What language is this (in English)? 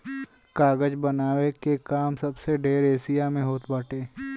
Bhojpuri